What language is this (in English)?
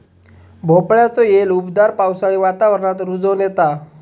Marathi